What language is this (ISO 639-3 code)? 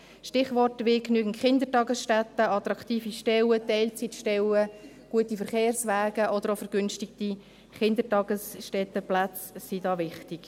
gsw